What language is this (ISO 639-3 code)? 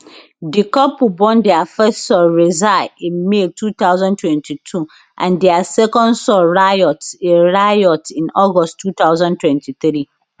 pcm